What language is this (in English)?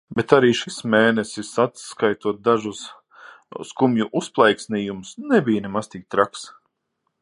Latvian